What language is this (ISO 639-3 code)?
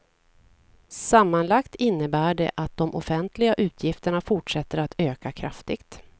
swe